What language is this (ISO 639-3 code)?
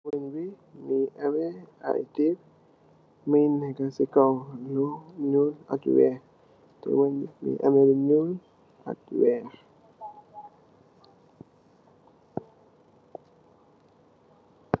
wol